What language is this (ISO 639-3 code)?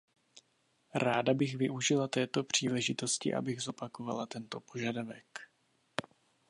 ces